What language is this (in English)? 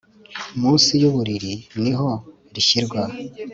Kinyarwanda